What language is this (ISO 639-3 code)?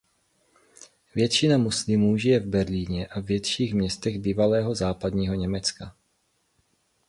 ces